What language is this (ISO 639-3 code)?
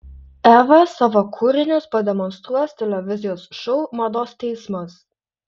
lit